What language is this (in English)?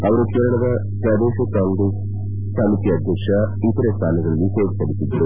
Kannada